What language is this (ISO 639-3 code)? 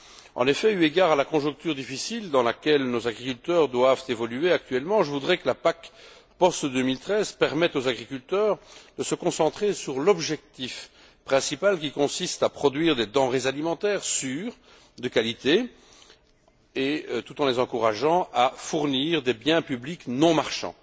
fra